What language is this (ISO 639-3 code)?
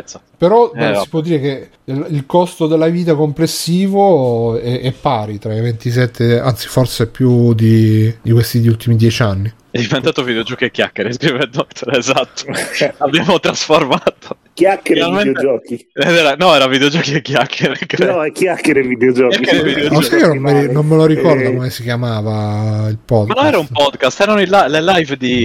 ita